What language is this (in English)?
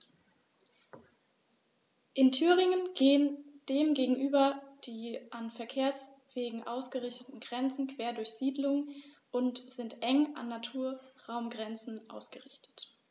German